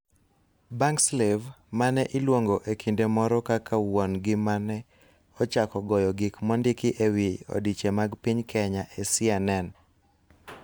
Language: Luo (Kenya and Tanzania)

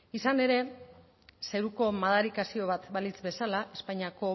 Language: Basque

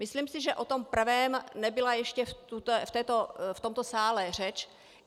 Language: Czech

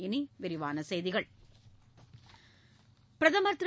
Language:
Tamil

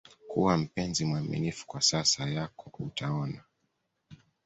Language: Swahili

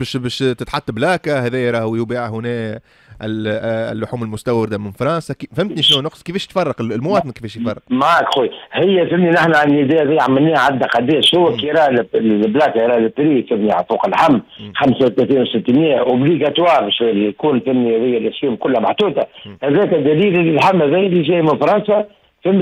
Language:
Arabic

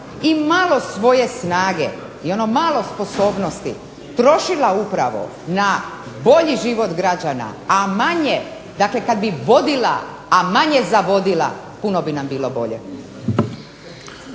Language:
Croatian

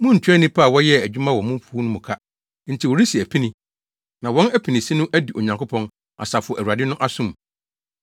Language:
Akan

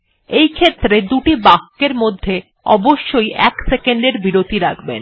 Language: Bangla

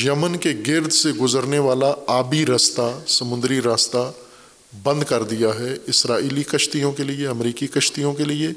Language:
Urdu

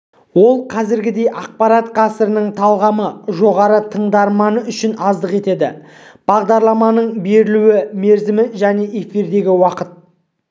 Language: Kazakh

